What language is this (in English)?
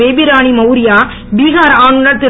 Tamil